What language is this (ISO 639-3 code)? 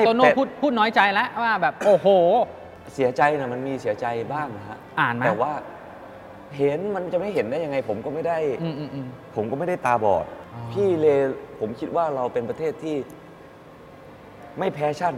tha